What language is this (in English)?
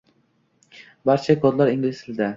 Uzbek